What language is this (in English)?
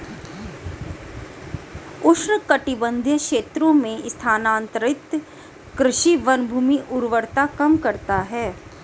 Hindi